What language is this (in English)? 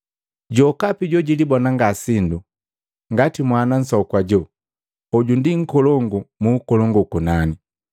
Matengo